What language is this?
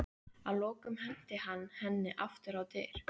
Icelandic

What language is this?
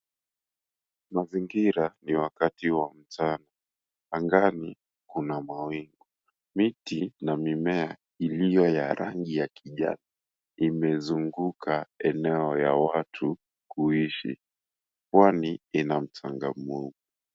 Swahili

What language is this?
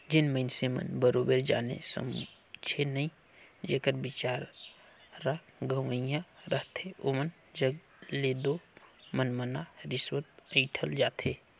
Chhattisgarhi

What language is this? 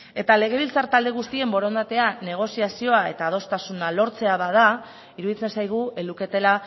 Basque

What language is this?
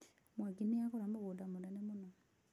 Kikuyu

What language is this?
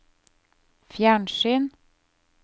Norwegian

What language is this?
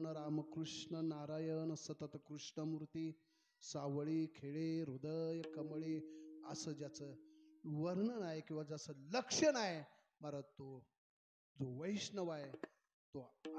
Arabic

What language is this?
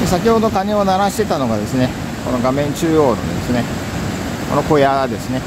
Japanese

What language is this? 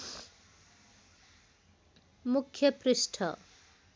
Nepali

